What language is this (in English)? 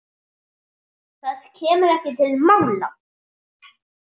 Icelandic